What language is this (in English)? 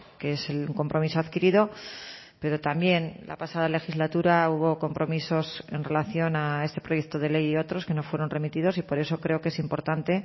Spanish